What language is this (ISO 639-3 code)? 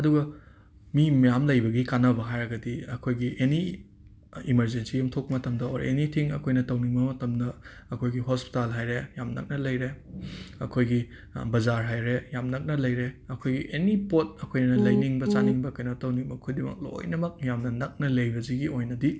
mni